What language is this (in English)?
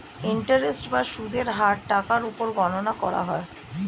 Bangla